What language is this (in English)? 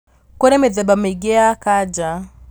Kikuyu